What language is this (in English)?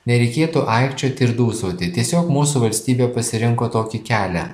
Lithuanian